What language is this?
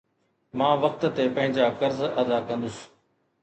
Sindhi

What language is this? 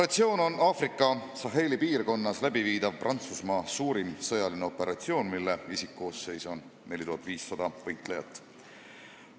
Estonian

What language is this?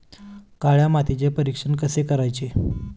Marathi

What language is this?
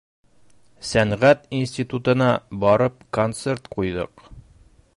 Bashkir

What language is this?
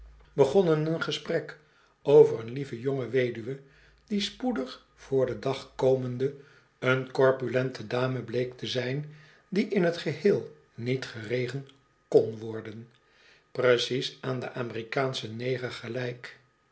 Dutch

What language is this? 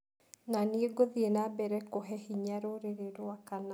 Kikuyu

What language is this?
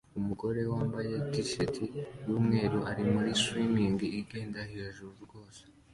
Kinyarwanda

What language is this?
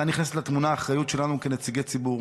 Hebrew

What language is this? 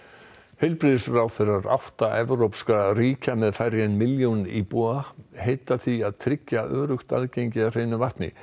Icelandic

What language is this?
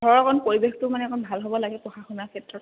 Assamese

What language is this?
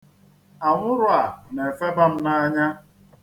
Igbo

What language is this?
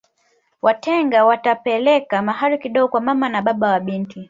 Swahili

